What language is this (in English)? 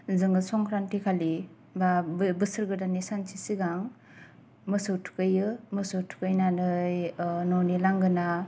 Bodo